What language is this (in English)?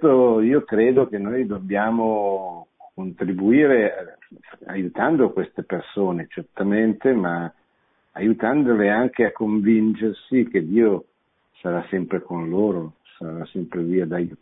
Italian